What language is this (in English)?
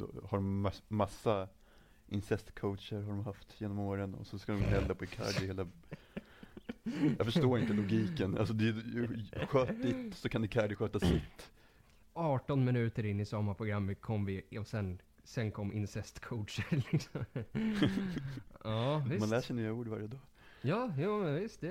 Swedish